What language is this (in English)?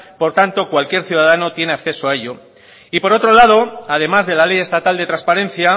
Spanish